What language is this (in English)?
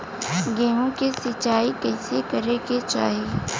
Bhojpuri